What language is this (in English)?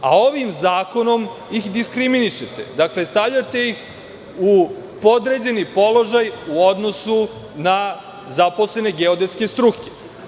Serbian